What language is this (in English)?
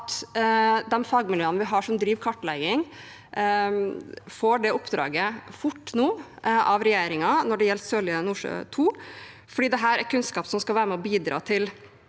Norwegian